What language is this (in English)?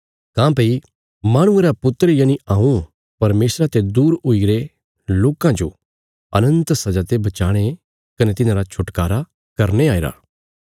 Bilaspuri